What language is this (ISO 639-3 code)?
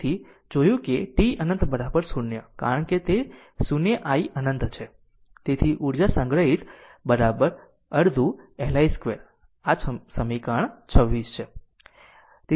guj